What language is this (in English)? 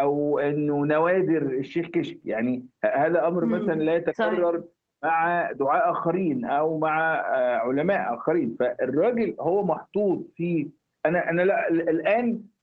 Arabic